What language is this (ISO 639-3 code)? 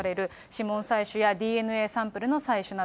jpn